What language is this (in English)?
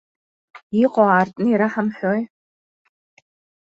Abkhazian